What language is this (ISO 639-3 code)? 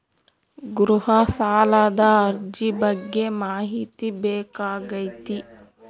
kan